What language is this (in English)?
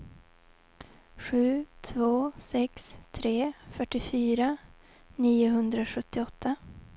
Swedish